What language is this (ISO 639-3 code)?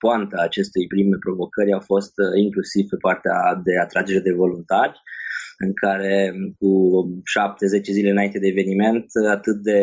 ron